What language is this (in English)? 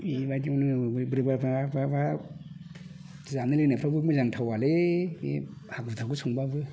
Bodo